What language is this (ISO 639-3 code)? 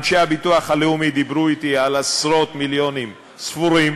heb